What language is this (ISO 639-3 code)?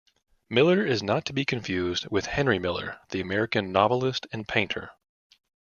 eng